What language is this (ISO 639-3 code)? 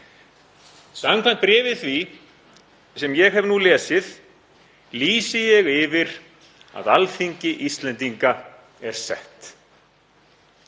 isl